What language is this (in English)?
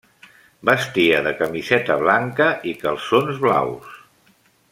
Catalan